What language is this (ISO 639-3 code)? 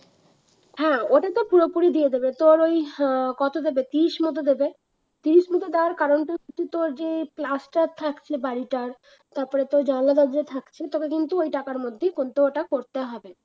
ben